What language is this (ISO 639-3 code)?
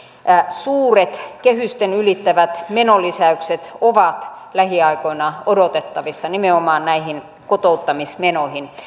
fin